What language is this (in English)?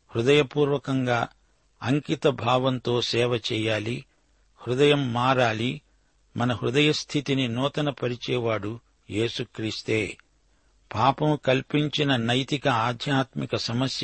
Telugu